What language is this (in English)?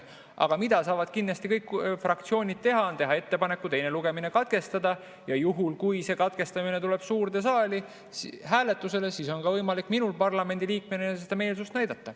Estonian